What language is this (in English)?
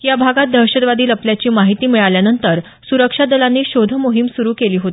Marathi